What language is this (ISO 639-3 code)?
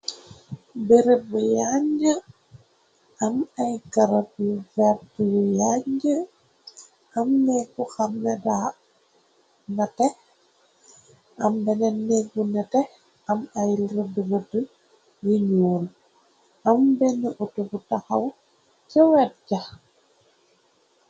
wol